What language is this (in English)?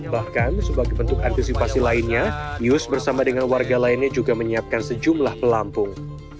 Indonesian